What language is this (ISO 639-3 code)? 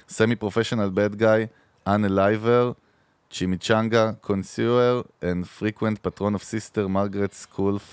heb